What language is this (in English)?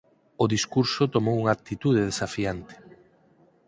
Galician